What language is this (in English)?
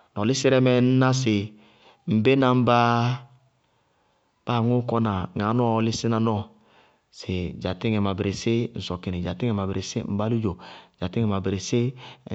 Bago-Kusuntu